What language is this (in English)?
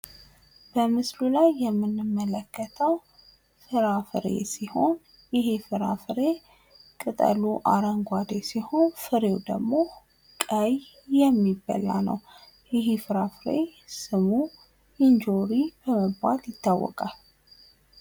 Amharic